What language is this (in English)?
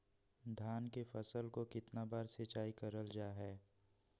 Magahi